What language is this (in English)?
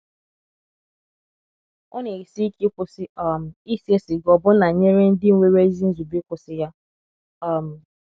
Igbo